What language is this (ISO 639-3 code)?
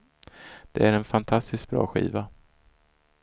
swe